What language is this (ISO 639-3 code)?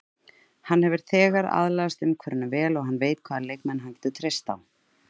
isl